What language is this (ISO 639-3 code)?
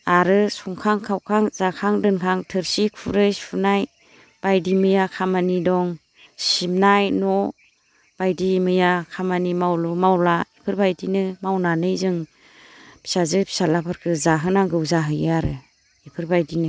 brx